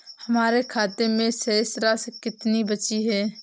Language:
Hindi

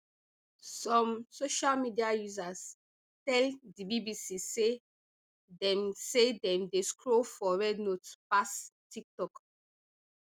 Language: Nigerian Pidgin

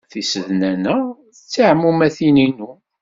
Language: Kabyle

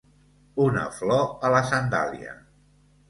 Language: Catalan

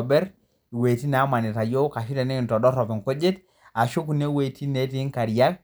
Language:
Masai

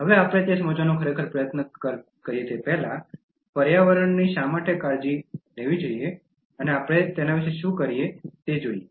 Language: Gujarati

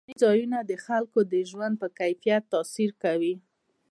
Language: Pashto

